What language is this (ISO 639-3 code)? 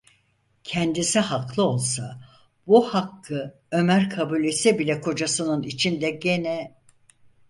tur